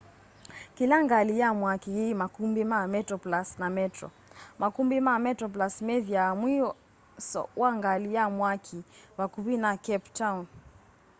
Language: Kamba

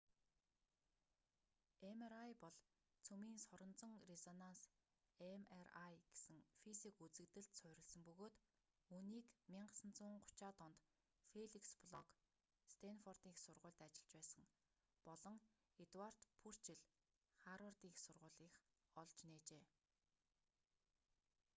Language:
Mongolian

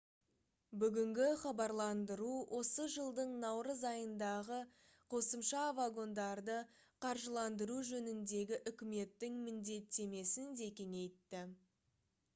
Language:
Kazakh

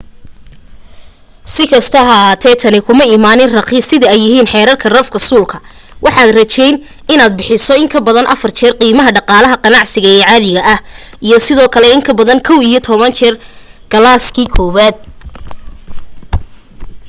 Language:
Somali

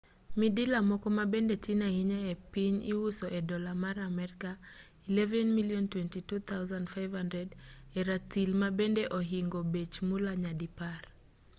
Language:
Luo (Kenya and Tanzania)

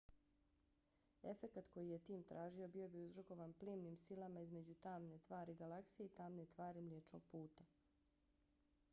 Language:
Bosnian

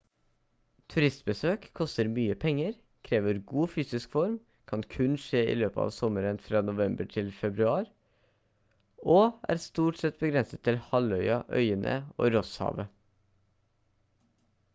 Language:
Norwegian Bokmål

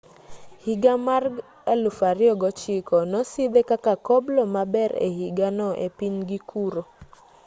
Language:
Luo (Kenya and Tanzania)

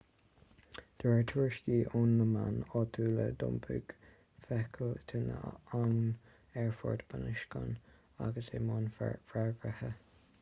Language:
Irish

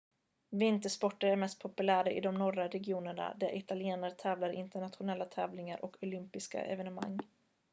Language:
Swedish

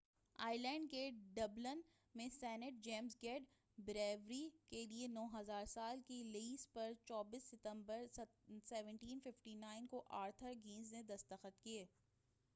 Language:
Urdu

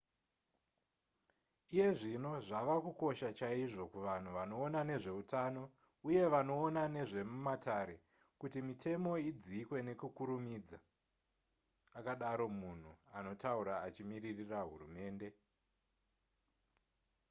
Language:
Shona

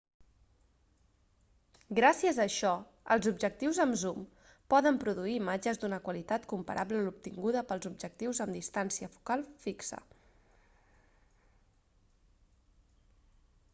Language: Catalan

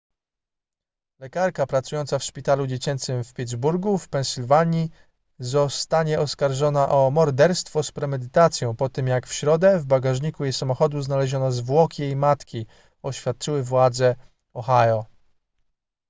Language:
Polish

